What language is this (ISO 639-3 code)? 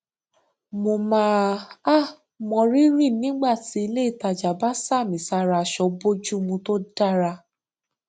yor